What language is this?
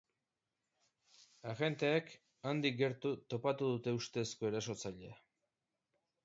Basque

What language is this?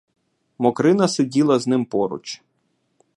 Ukrainian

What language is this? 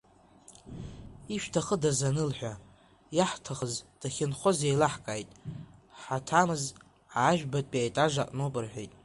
Abkhazian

